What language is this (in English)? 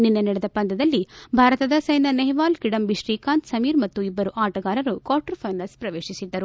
Kannada